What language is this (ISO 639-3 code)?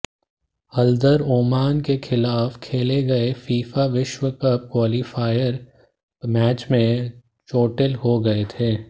hin